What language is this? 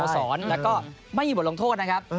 Thai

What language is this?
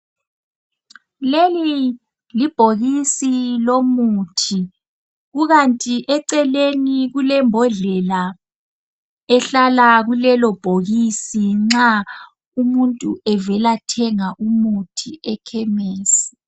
North Ndebele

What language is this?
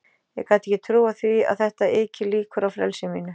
Icelandic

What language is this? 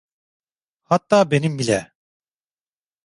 Turkish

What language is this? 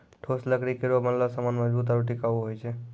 Maithili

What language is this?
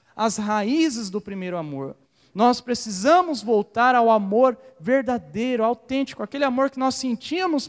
Portuguese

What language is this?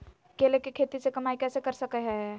Magahi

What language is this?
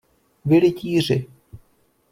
Czech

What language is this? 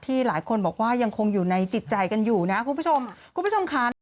Thai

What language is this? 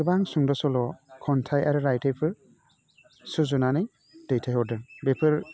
Bodo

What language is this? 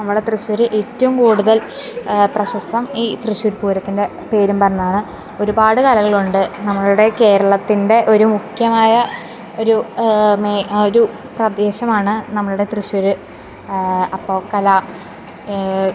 Malayalam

